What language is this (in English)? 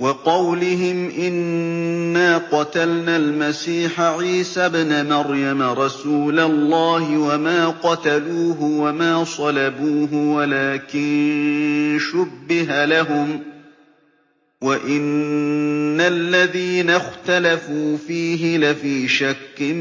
Arabic